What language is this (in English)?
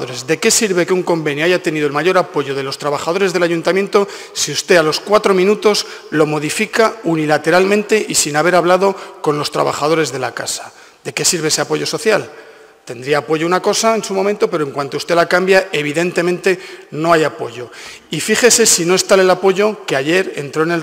Spanish